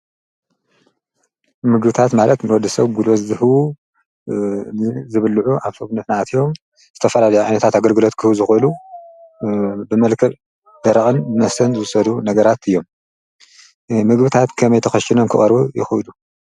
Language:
Tigrinya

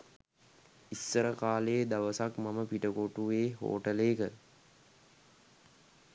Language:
Sinhala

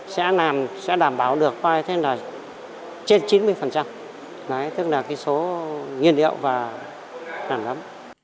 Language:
Vietnamese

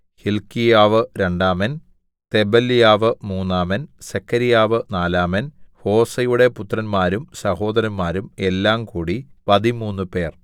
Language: Malayalam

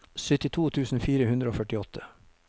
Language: Norwegian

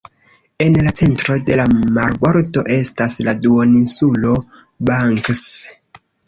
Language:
Esperanto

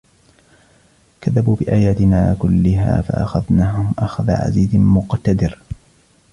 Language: Arabic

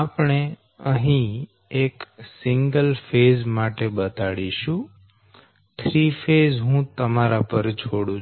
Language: Gujarati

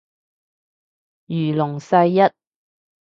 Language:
Cantonese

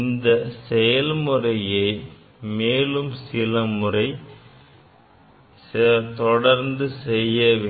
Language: Tamil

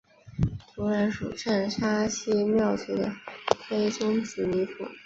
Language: Chinese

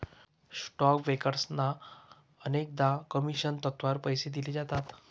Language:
Marathi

